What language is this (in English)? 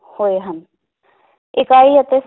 Punjabi